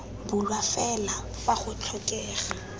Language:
Tswana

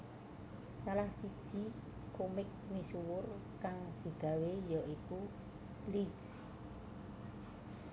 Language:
Javanese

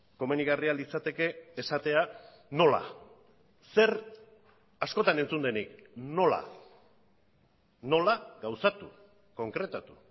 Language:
Basque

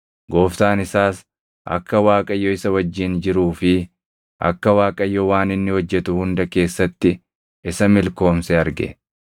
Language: Oromo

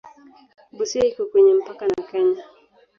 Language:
Swahili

